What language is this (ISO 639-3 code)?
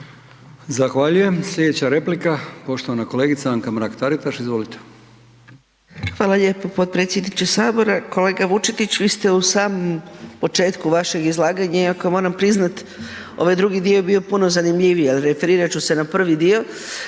hrv